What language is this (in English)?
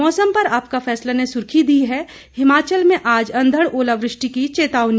Hindi